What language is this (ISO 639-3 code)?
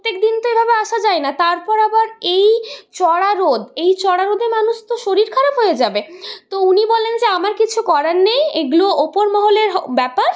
ben